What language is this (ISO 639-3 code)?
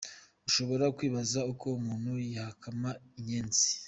kin